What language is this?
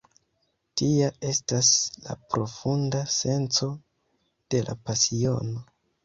Esperanto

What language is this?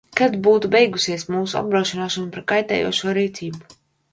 Latvian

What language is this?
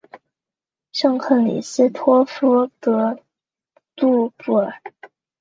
Chinese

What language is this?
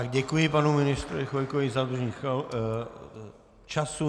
Czech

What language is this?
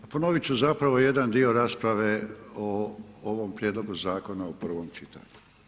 Croatian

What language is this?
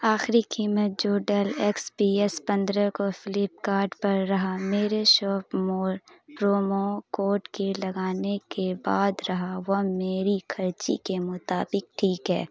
Urdu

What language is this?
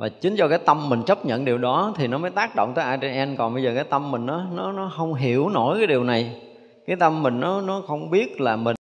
Vietnamese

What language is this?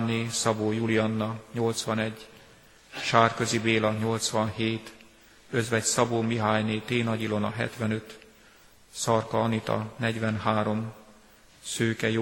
Hungarian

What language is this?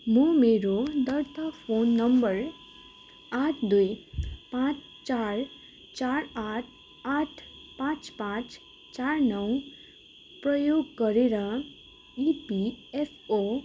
Nepali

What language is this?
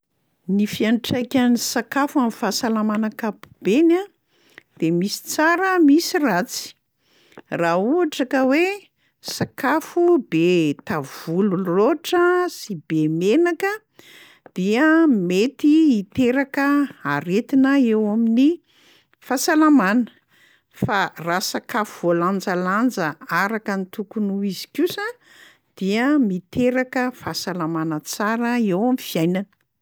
Malagasy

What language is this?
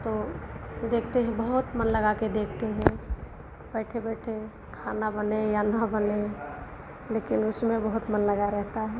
Hindi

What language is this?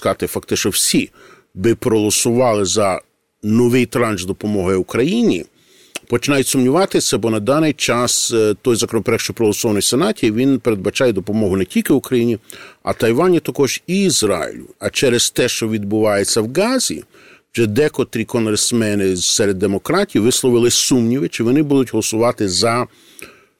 Ukrainian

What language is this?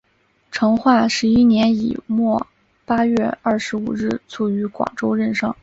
Chinese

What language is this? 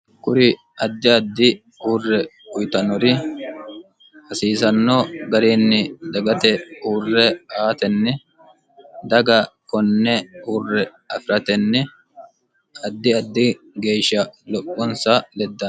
Sidamo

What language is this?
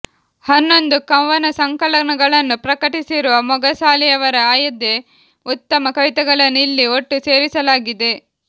Kannada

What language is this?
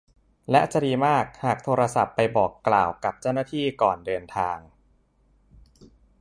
Thai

